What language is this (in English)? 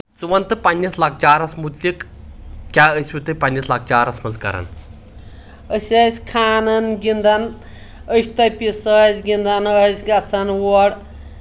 Kashmiri